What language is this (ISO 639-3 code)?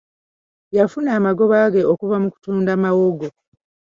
lug